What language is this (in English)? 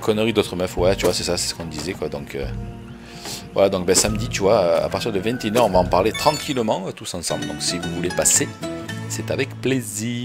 French